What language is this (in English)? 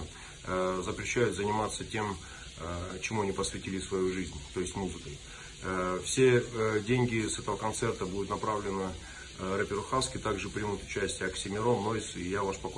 Russian